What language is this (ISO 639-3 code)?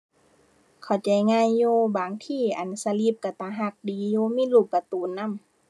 tha